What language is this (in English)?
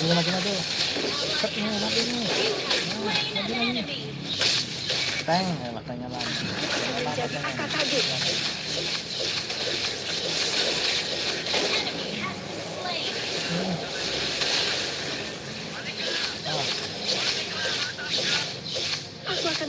Indonesian